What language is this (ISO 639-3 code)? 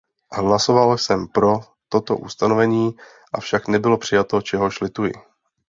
ces